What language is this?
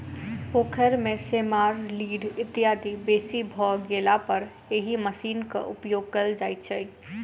Maithili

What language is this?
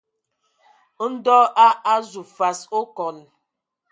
Ewondo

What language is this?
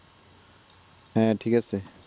Bangla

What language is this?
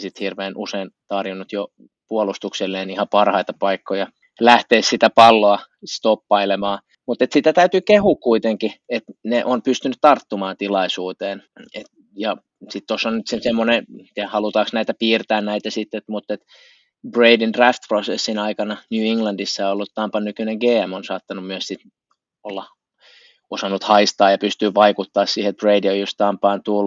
Finnish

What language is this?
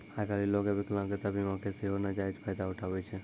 Maithili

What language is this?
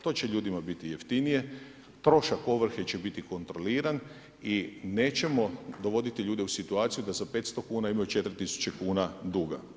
Croatian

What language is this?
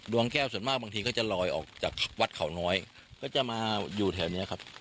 Thai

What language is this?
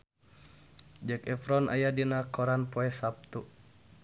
Sundanese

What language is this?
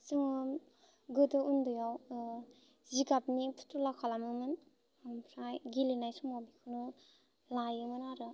Bodo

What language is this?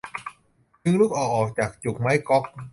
Thai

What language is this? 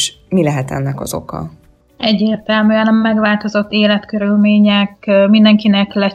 Hungarian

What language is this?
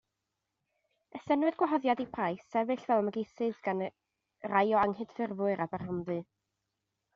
Welsh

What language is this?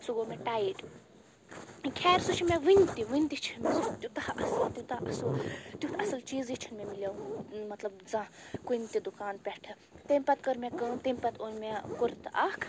Kashmiri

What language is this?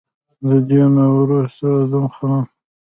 Pashto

